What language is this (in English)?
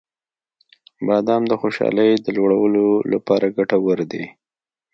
Pashto